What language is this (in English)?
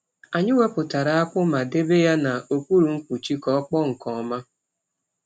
Igbo